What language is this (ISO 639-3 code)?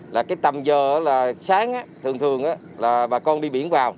vie